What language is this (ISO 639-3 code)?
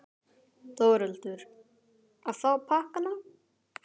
isl